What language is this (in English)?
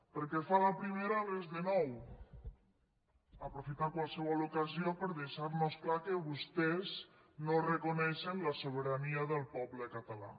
Catalan